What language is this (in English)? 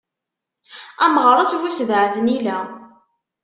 Kabyle